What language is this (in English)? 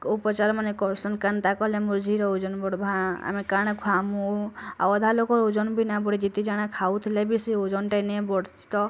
Odia